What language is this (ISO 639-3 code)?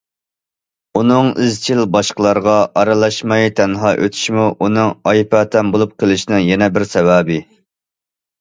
uig